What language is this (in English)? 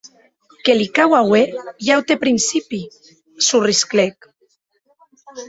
Occitan